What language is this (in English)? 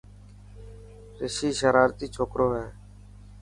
Dhatki